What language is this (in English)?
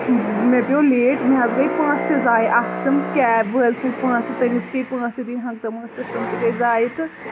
Kashmiri